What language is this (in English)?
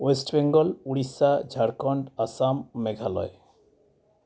Santali